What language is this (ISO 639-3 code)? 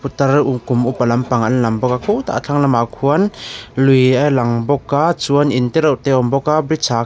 lus